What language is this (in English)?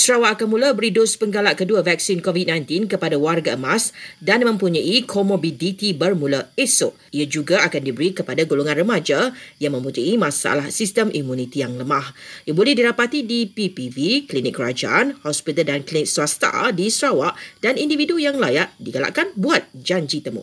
Malay